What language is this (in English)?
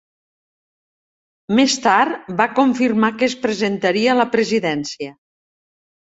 Catalan